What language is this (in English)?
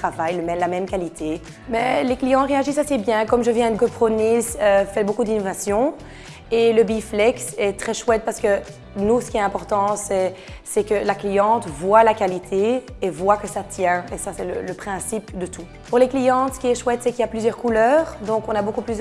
French